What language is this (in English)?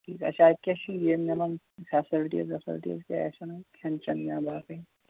Kashmiri